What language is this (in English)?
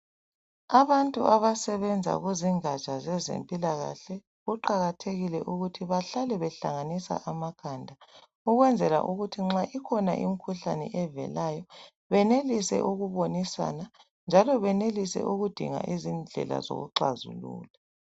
North Ndebele